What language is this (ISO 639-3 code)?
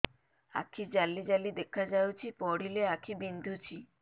ori